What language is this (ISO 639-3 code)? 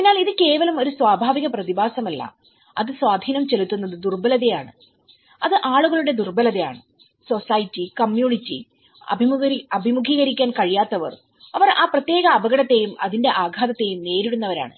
mal